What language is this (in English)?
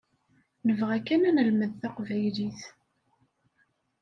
Kabyle